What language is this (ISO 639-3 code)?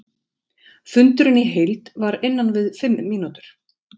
isl